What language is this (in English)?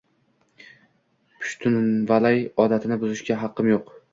Uzbek